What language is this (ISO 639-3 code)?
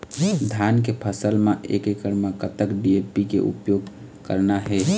hne